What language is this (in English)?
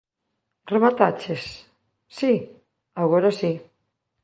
Galician